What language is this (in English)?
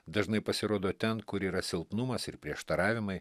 Lithuanian